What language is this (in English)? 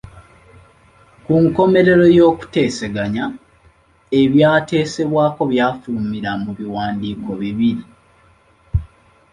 Ganda